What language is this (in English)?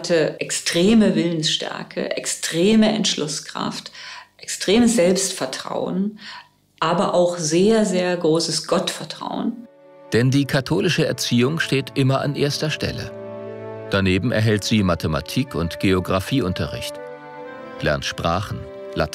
German